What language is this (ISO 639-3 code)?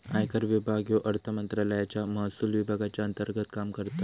mar